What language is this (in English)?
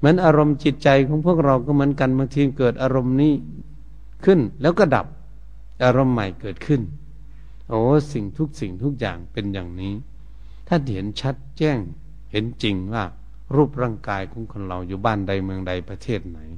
Thai